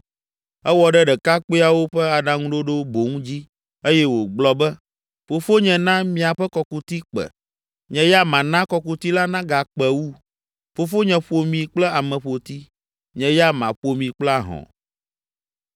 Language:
Ewe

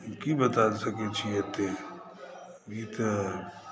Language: Maithili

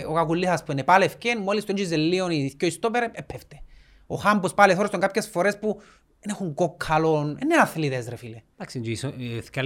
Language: Greek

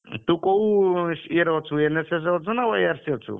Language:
Odia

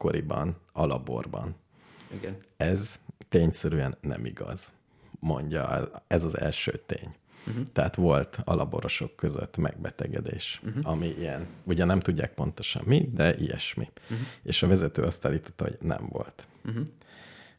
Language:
Hungarian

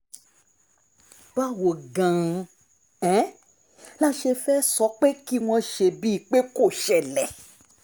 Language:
Yoruba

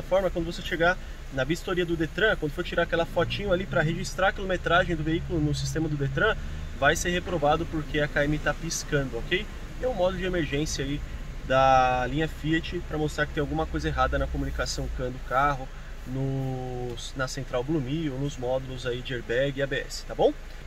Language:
Portuguese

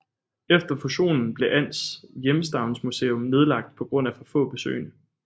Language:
Danish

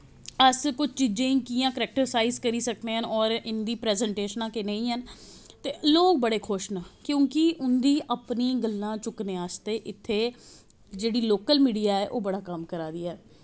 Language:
Dogri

